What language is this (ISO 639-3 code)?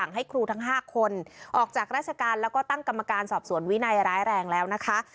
tha